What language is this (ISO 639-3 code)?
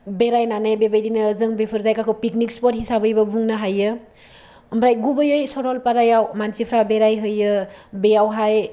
brx